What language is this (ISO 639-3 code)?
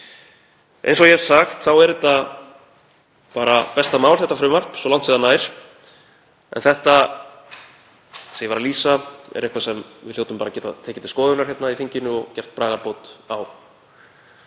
isl